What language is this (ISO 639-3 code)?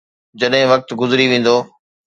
snd